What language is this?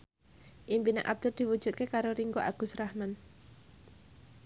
Javanese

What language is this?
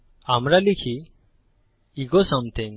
Bangla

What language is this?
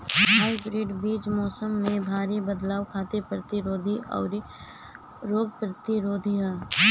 Bhojpuri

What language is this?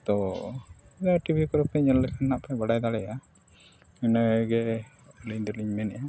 Santali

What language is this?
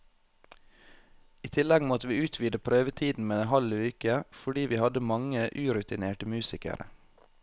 Norwegian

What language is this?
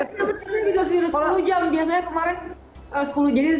Indonesian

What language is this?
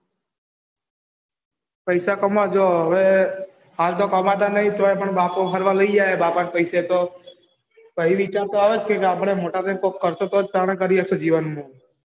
Gujarati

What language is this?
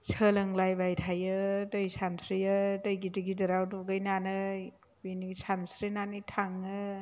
Bodo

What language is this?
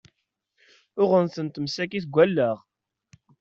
Kabyle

